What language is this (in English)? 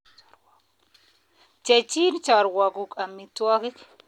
Kalenjin